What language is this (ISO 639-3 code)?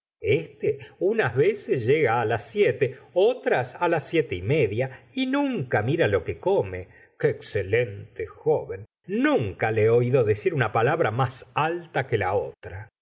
spa